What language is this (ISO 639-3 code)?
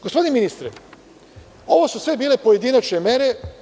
srp